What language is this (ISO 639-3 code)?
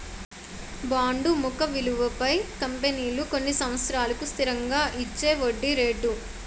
tel